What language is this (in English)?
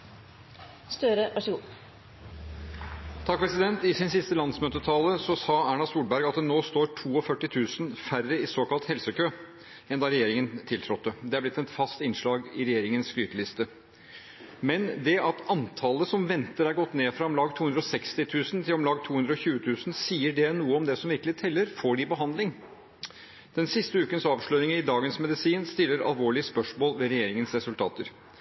Norwegian Bokmål